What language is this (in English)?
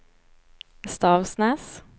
Swedish